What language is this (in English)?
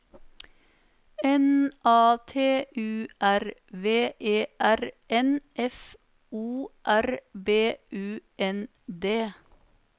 Norwegian